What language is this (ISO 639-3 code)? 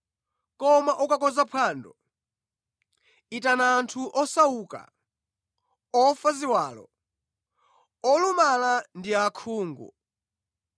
nya